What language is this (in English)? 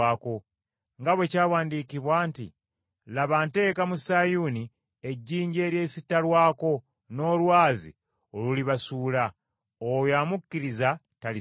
Ganda